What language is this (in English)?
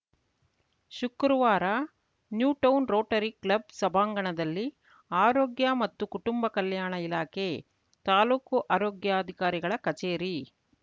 Kannada